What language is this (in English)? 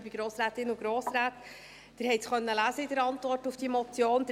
Swiss German